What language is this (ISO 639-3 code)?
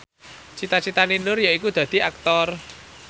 jav